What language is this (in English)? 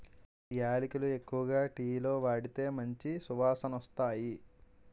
Telugu